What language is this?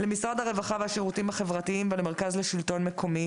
Hebrew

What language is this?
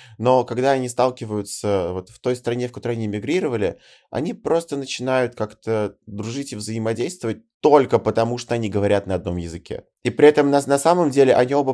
Russian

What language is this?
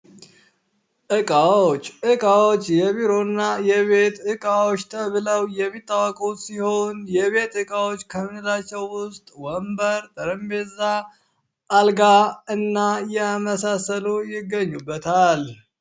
Amharic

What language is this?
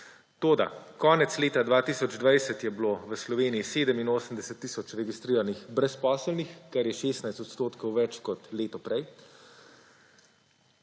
Slovenian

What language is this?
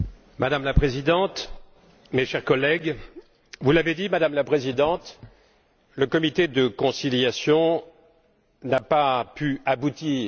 French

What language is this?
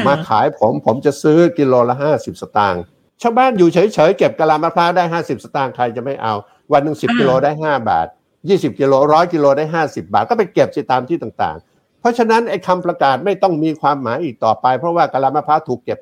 Thai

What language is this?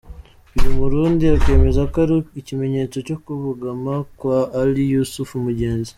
Kinyarwanda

